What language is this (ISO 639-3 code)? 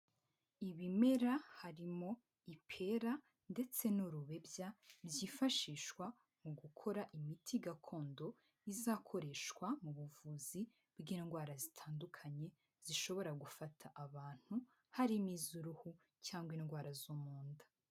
kin